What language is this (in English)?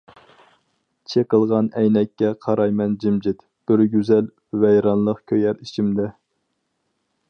Uyghur